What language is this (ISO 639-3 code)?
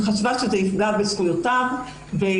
heb